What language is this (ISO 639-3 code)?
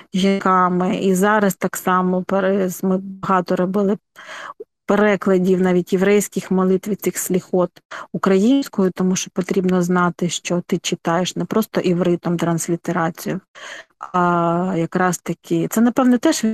ukr